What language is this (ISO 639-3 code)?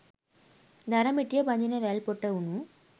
sin